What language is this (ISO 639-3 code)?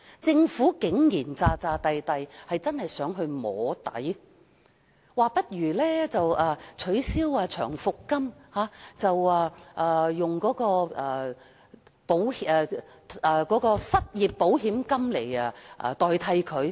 yue